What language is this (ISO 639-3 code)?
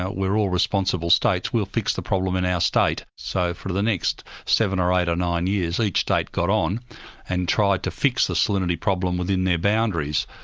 eng